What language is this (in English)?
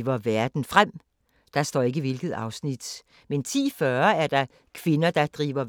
Danish